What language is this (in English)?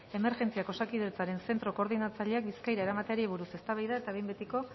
Basque